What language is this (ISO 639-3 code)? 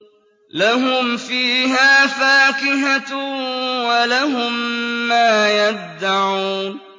ara